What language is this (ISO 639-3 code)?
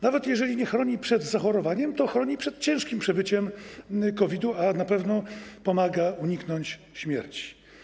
pol